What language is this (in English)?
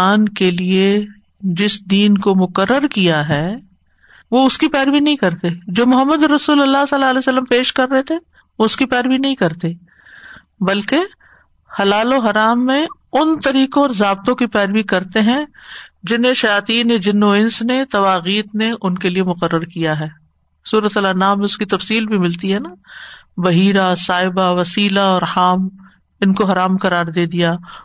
Urdu